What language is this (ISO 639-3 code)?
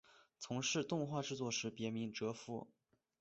zho